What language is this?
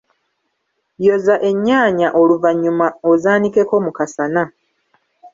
Ganda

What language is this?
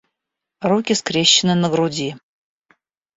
Russian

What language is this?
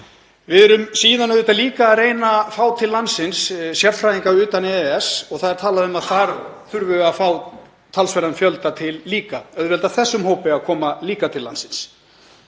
Icelandic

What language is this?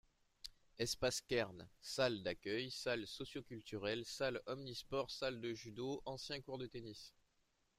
French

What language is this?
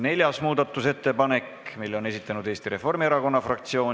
Estonian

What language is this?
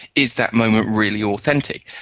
English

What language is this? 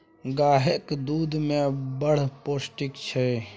Maithili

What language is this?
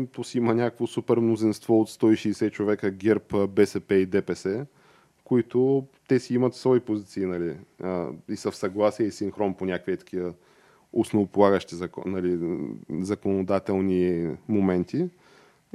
Bulgarian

